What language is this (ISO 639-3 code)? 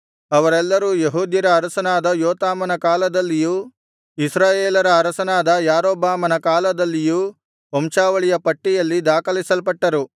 kan